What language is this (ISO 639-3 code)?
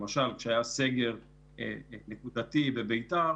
heb